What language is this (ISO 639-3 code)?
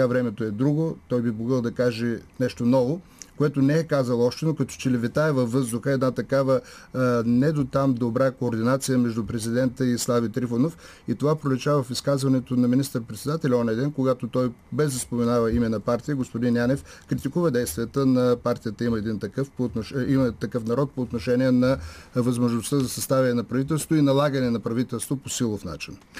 bul